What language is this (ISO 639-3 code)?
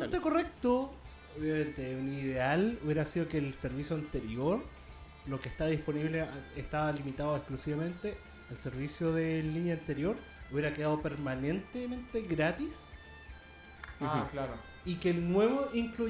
spa